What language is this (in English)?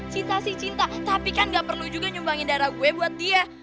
Indonesian